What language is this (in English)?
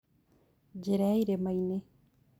Kikuyu